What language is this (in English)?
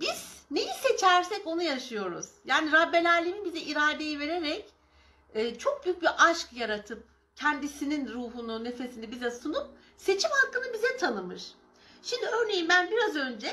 Turkish